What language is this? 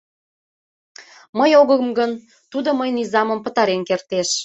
Mari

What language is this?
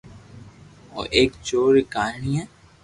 Loarki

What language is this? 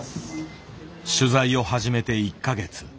Japanese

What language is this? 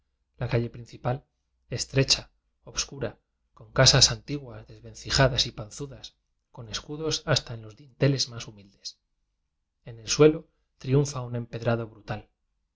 Spanish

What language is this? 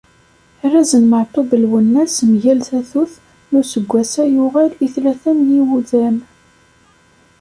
Kabyle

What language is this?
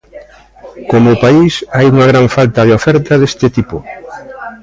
Galician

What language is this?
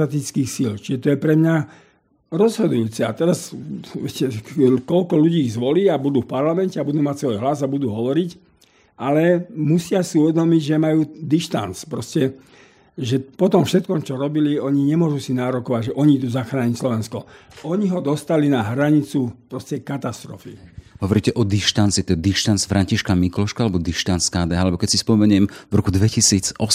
Slovak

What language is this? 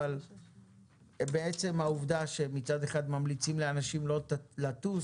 Hebrew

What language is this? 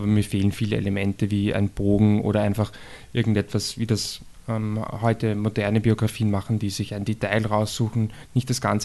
German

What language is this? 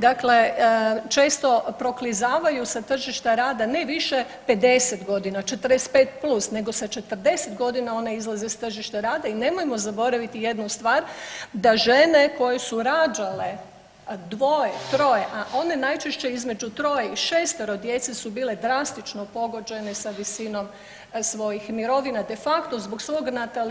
Croatian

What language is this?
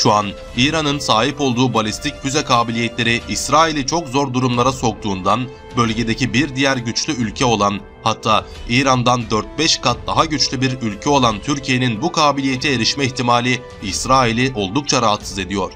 Turkish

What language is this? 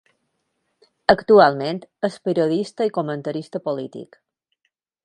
Catalan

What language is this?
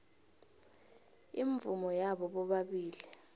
South Ndebele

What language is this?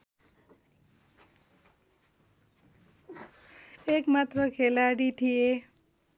Nepali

